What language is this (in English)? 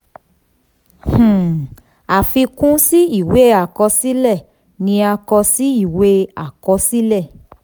Yoruba